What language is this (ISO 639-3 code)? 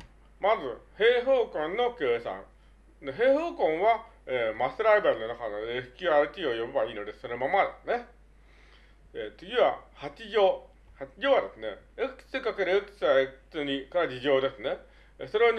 jpn